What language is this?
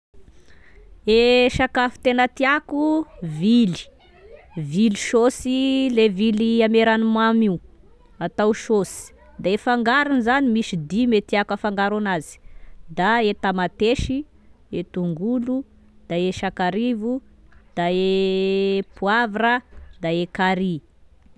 Tesaka Malagasy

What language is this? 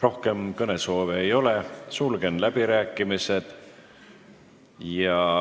Estonian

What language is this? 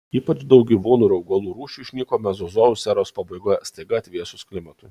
Lithuanian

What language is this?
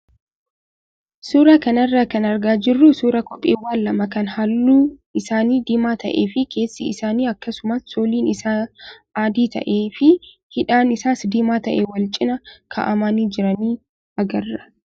Oromo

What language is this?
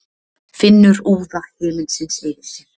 Icelandic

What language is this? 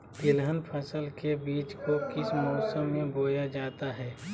Magahi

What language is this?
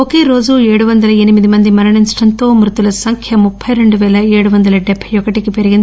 Telugu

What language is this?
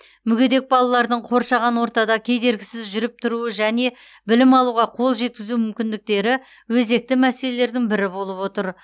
Kazakh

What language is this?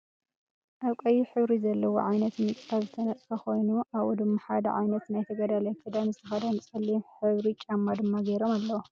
Tigrinya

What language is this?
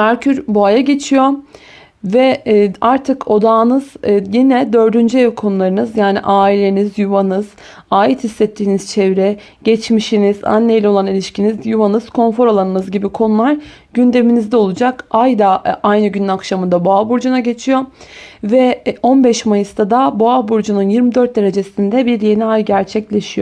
Turkish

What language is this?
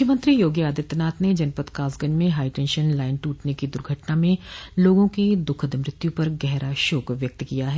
Hindi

